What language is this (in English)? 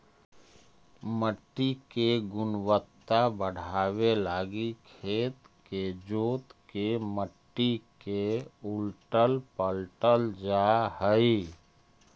Magahi